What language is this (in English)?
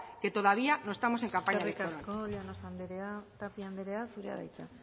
Basque